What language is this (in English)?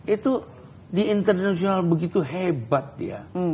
Indonesian